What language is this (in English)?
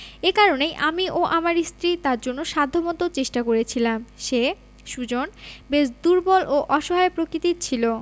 Bangla